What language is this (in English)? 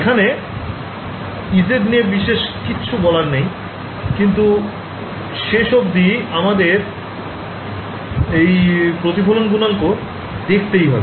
Bangla